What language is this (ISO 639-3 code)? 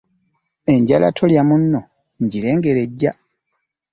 lug